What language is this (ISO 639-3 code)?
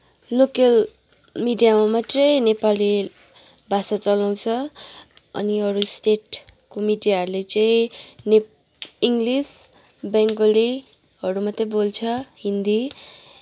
nep